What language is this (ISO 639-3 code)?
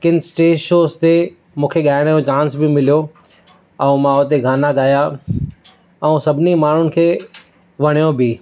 snd